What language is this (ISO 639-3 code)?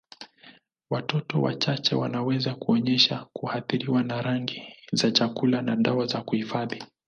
swa